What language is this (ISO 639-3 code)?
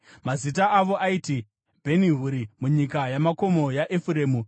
sna